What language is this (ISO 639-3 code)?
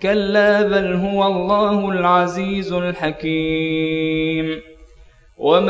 ara